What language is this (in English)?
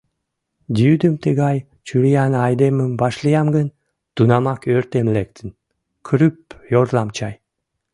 Mari